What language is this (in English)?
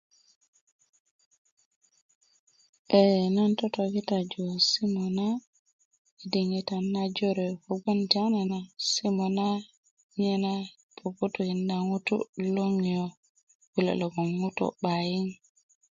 Kuku